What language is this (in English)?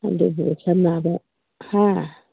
Manipuri